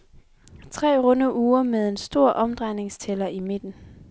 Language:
Danish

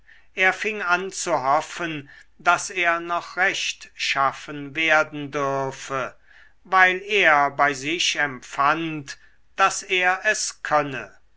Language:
German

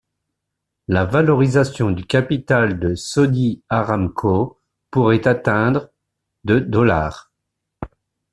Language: French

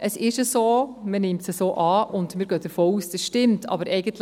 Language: Swiss German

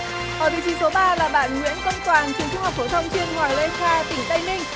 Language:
Vietnamese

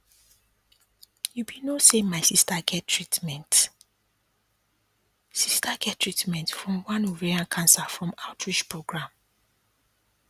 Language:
Nigerian Pidgin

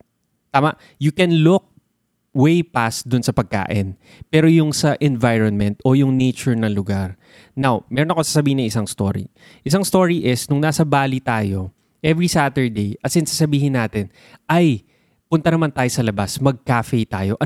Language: Filipino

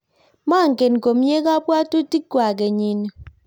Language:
Kalenjin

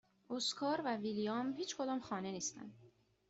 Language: Persian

